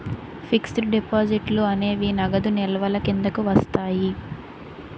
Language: Telugu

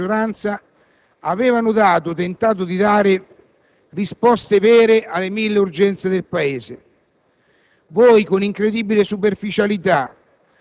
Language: Italian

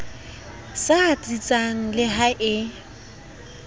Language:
Southern Sotho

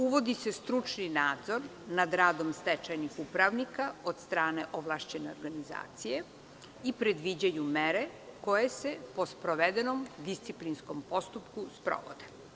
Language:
Serbian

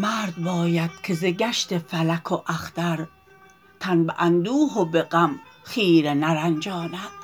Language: Persian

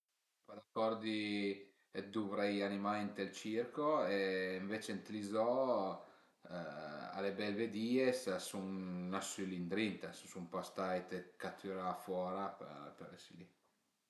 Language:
Piedmontese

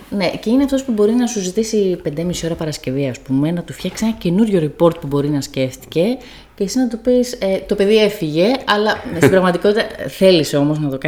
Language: Greek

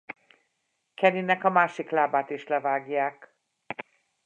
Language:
Hungarian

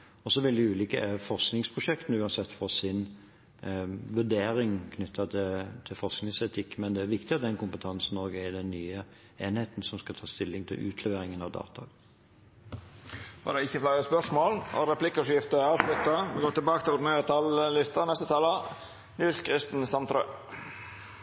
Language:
Norwegian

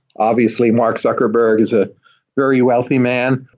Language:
English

